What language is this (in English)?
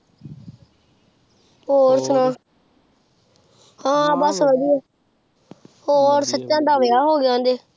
Punjabi